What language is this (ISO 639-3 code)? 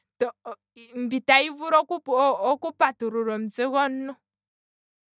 kwm